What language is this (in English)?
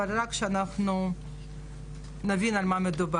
Hebrew